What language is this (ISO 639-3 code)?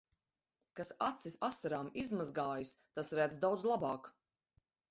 lav